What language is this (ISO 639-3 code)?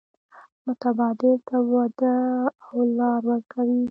pus